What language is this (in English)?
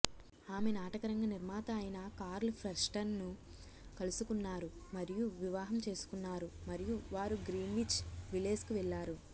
Telugu